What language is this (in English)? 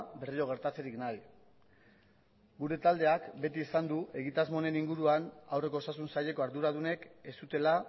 Basque